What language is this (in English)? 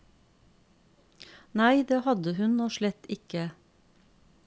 Norwegian